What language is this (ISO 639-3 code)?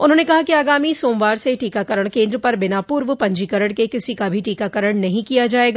hin